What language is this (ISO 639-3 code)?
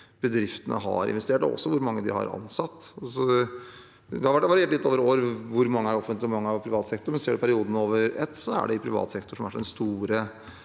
nor